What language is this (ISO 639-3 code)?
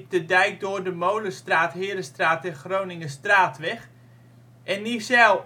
nld